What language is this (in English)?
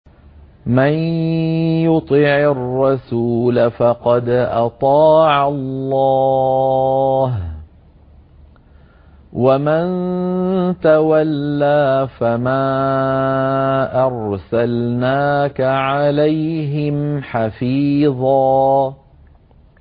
Arabic